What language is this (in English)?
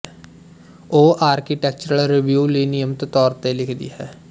Punjabi